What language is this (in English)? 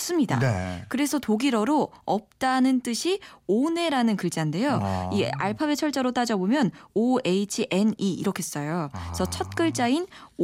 Korean